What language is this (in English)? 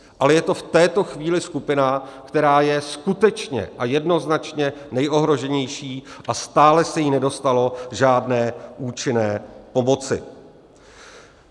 Czech